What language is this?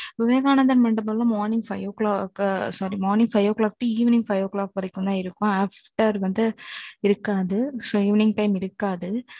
Tamil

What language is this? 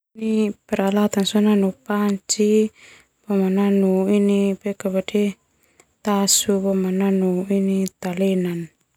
Termanu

